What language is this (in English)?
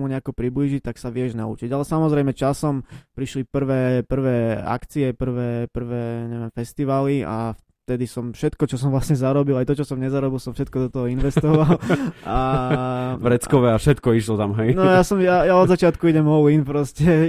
Slovak